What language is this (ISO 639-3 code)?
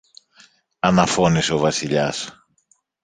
ell